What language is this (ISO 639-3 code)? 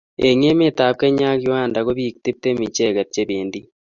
kln